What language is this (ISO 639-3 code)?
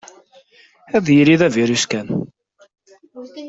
kab